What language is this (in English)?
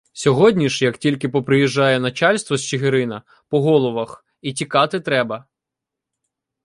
Ukrainian